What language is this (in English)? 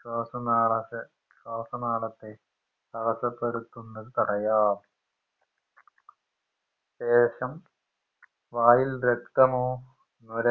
Malayalam